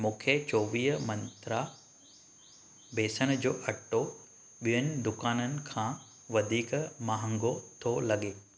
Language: Sindhi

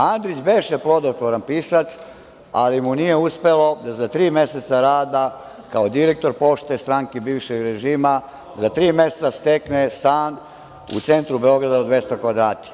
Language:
Serbian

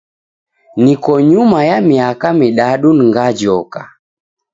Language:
Taita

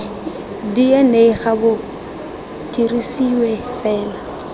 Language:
Tswana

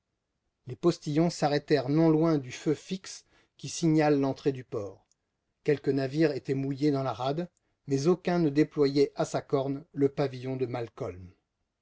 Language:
French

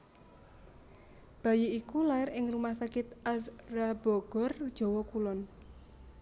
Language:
Javanese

